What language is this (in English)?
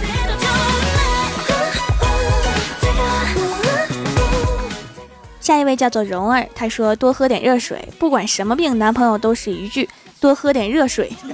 Chinese